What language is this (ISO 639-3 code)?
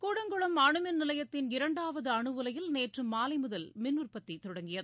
tam